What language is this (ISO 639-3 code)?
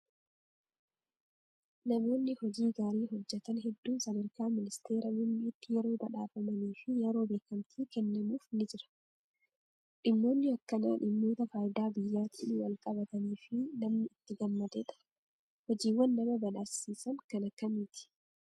orm